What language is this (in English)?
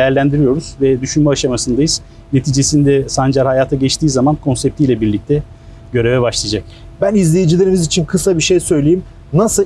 Turkish